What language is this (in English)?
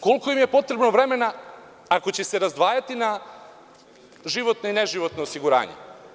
Serbian